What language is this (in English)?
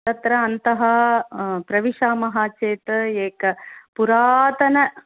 Sanskrit